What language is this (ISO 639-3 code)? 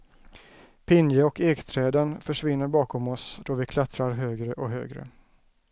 swe